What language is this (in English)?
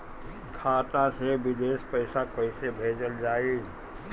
Bhojpuri